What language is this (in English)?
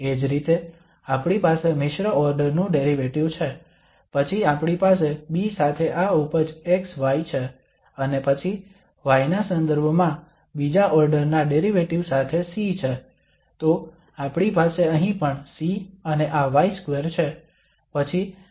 Gujarati